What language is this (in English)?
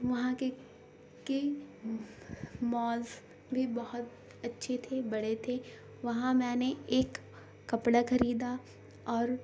Urdu